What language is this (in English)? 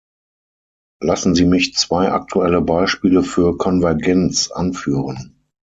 German